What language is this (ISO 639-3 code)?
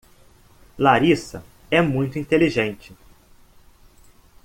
por